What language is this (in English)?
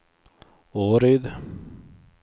Swedish